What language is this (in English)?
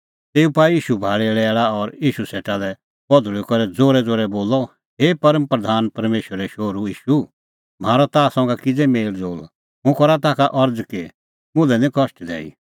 Kullu Pahari